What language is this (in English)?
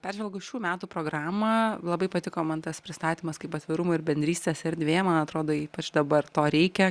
Lithuanian